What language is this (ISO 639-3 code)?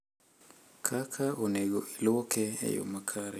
luo